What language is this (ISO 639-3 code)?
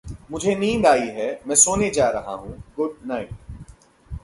hin